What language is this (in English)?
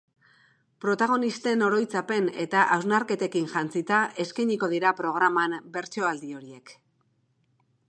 Basque